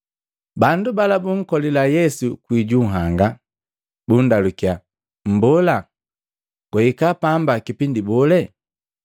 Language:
Matengo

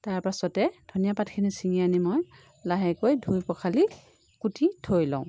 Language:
Assamese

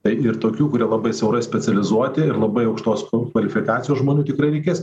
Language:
Lithuanian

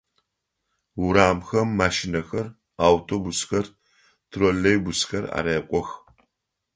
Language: Adyghe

